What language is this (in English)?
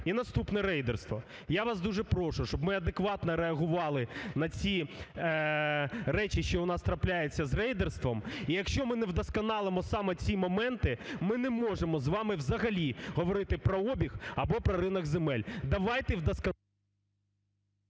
Ukrainian